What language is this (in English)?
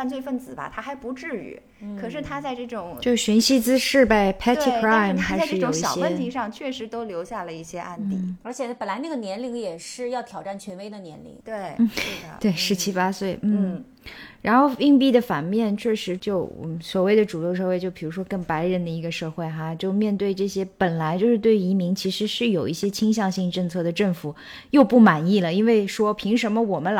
Chinese